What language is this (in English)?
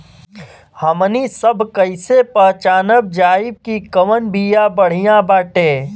Bhojpuri